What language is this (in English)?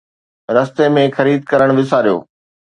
Sindhi